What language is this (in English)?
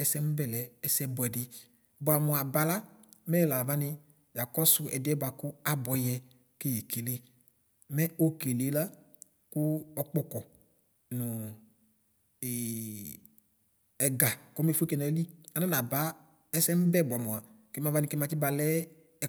Ikposo